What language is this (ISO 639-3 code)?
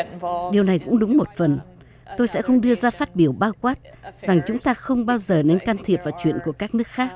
vie